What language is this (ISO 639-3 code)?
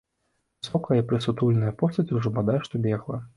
bel